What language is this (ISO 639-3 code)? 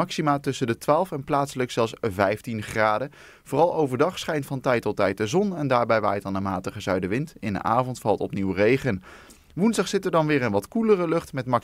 nld